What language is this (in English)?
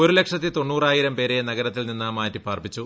Malayalam